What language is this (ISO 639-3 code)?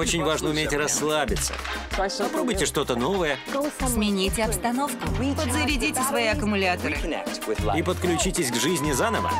rus